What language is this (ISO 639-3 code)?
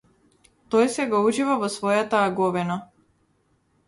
mkd